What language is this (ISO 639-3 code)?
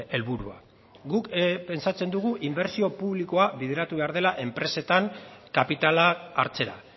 eus